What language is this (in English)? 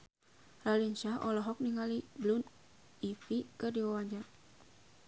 Sundanese